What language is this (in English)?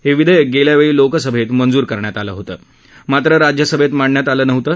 Marathi